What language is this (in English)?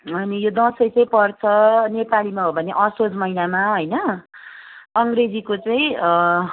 Nepali